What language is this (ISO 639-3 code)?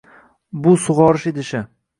uzb